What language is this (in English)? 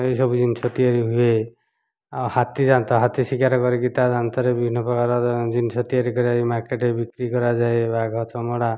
Odia